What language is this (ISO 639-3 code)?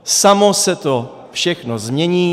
ces